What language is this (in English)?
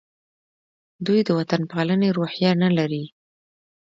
Pashto